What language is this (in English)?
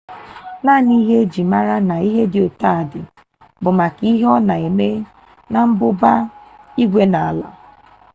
Igbo